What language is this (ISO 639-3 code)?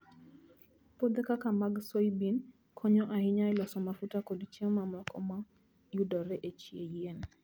luo